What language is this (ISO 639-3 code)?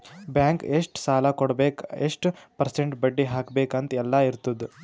kan